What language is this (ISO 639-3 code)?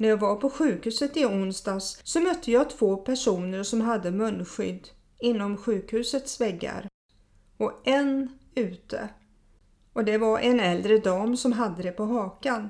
swe